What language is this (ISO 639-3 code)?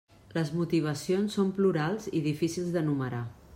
cat